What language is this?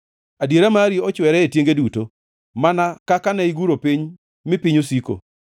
Luo (Kenya and Tanzania)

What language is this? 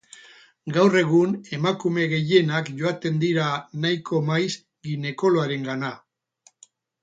Basque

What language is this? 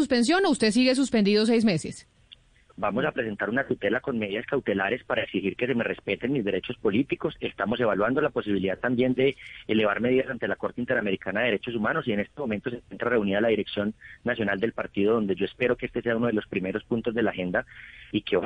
Spanish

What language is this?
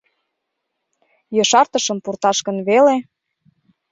Mari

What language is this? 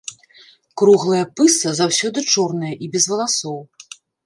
Belarusian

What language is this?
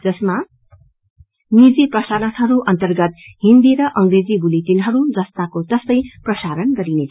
Nepali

